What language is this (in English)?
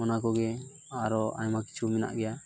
Santali